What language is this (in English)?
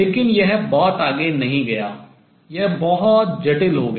Hindi